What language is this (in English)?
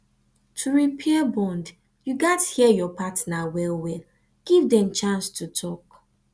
Nigerian Pidgin